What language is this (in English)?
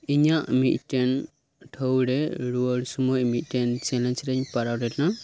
Santali